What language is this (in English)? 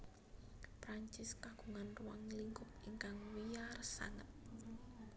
Javanese